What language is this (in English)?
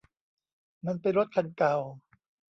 Thai